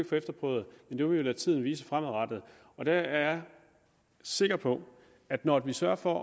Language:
Danish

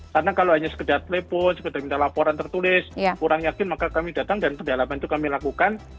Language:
Indonesian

